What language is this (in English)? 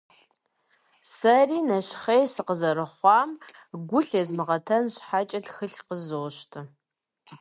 Kabardian